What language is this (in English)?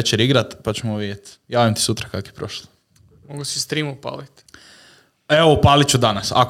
Croatian